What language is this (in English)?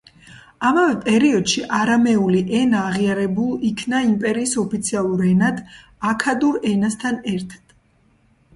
Georgian